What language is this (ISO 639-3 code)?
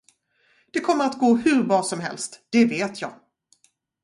swe